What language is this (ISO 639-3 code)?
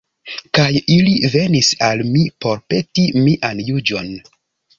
epo